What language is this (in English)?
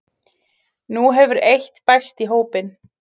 Icelandic